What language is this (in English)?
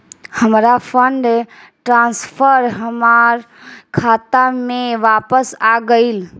Bhojpuri